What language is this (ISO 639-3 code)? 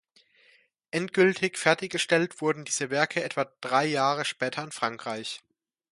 deu